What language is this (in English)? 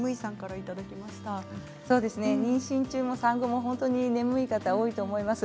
Japanese